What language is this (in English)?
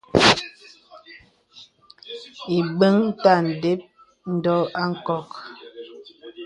Bebele